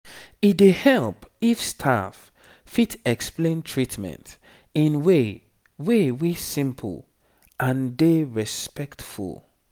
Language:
Nigerian Pidgin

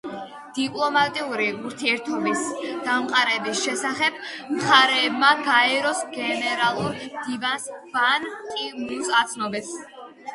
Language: Georgian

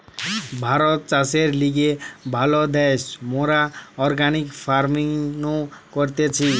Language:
Bangla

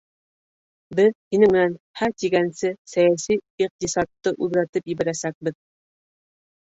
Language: Bashkir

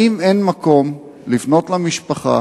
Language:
Hebrew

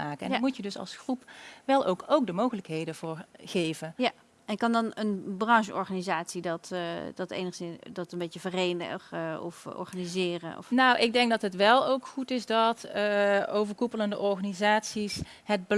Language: Dutch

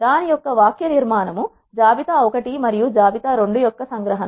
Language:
Telugu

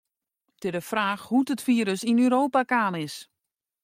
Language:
Western Frisian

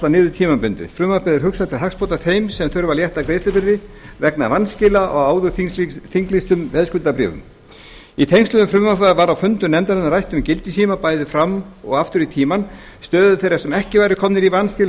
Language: Icelandic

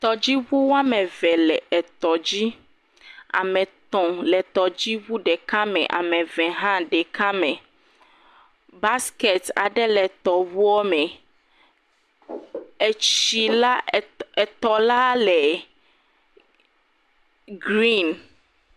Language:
Ewe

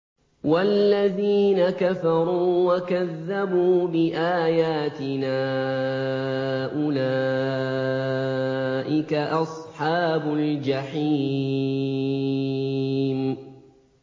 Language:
Arabic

